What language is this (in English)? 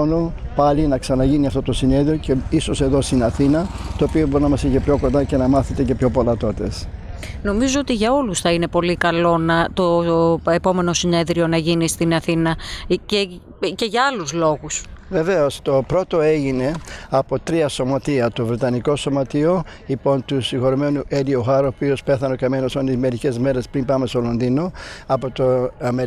Greek